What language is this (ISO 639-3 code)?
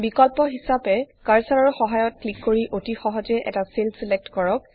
asm